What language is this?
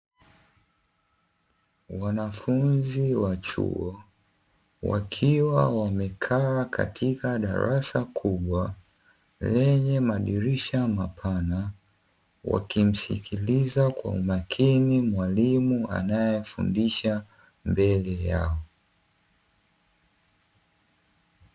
Swahili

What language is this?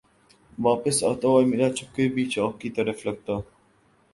Urdu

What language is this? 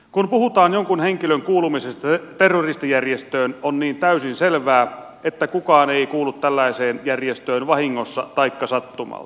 Finnish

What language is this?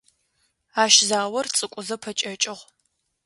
Adyghe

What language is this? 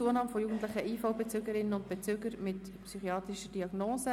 Swiss German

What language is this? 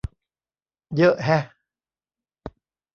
Thai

